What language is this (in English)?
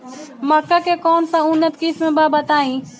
Bhojpuri